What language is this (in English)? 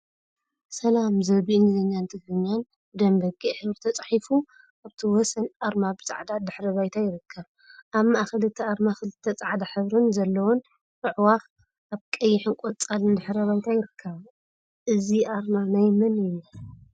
Tigrinya